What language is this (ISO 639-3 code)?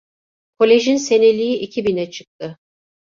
tur